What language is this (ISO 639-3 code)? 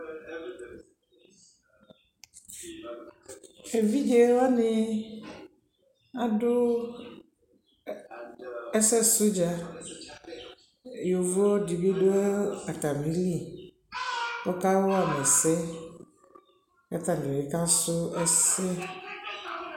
kpo